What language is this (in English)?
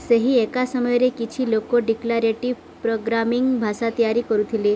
Odia